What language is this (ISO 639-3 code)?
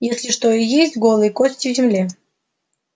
rus